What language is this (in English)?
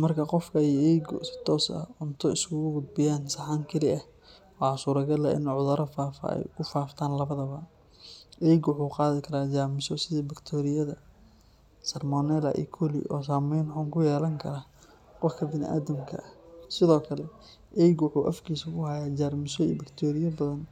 Somali